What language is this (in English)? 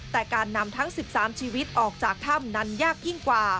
Thai